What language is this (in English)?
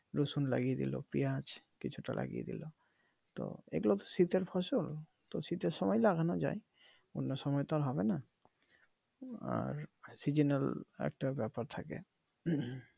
Bangla